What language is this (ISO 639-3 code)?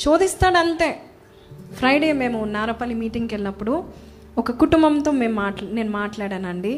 tel